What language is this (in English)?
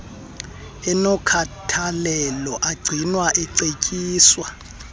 Xhosa